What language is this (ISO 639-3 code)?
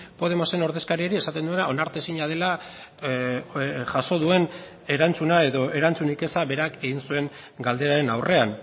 eus